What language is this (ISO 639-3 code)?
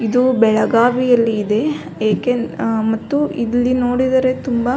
kan